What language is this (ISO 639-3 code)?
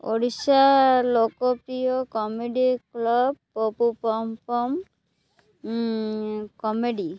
ori